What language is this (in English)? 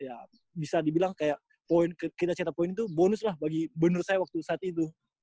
Indonesian